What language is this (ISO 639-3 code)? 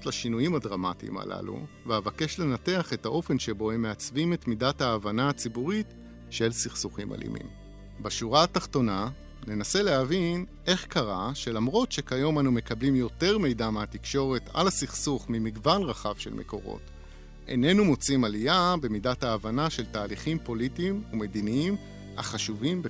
heb